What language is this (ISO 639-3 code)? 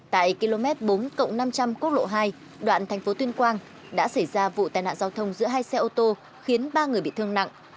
vie